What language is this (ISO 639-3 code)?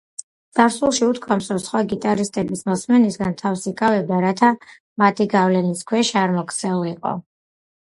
kat